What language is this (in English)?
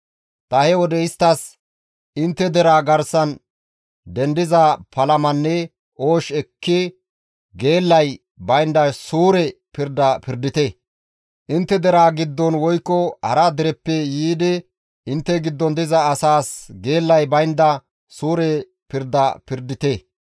Gamo